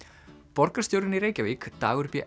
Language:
Icelandic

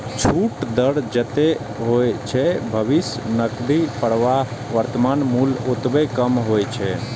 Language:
Maithili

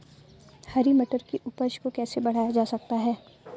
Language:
Hindi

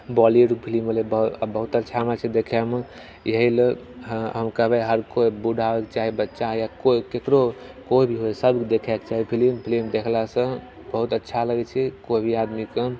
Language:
Maithili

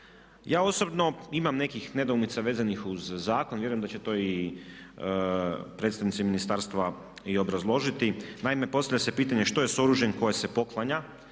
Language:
Croatian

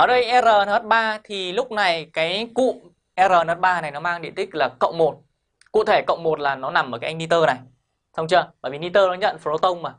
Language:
Vietnamese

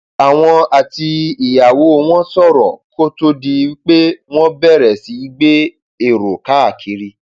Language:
Yoruba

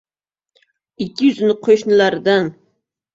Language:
Uzbek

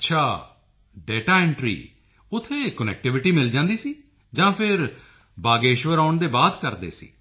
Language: Punjabi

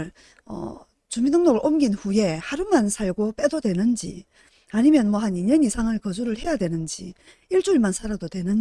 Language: Korean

